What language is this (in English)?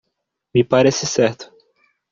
Portuguese